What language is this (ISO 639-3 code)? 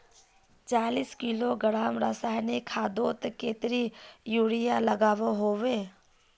mag